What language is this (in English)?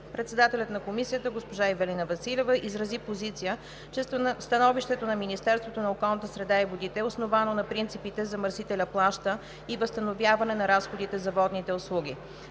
Bulgarian